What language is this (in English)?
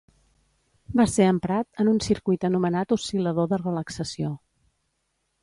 Catalan